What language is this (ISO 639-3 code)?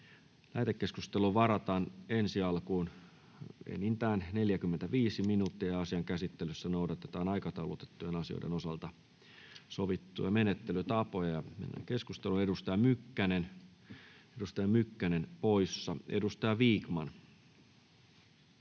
fin